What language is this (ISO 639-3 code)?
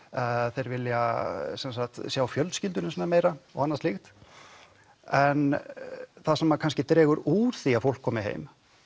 isl